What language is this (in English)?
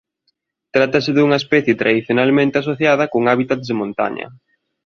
Galician